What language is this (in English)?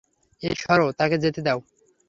Bangla